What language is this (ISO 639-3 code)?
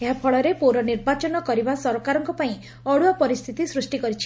ori